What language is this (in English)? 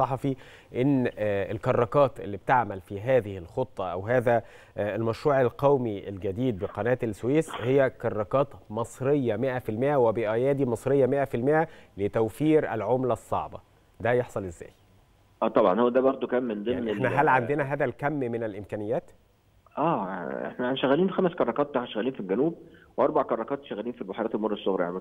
Arabic